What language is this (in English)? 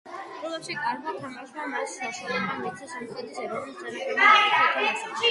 Georgian